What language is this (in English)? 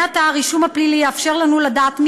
Hebrew